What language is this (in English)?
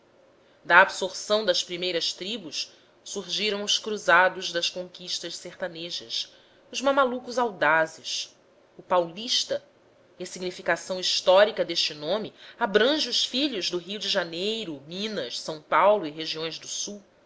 Portuguese